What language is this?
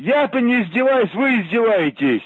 Russian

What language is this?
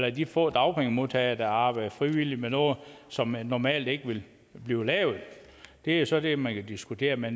Danish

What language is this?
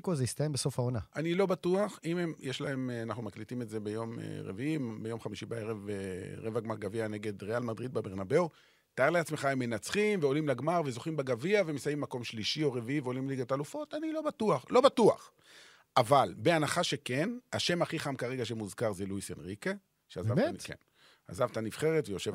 Hebrew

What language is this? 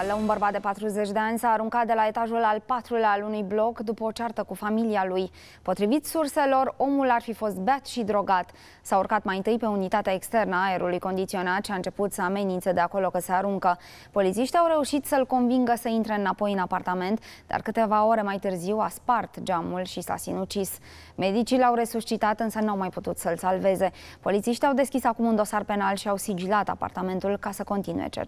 Romanian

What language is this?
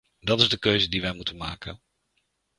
Dutch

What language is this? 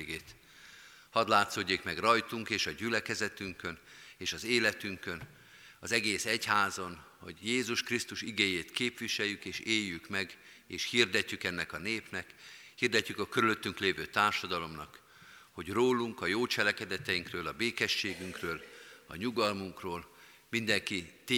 Hungarian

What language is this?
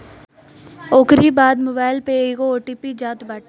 Bhojpuri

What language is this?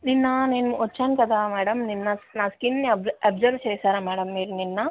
Telugu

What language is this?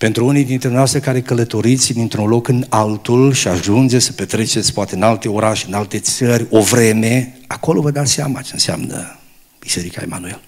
Romanian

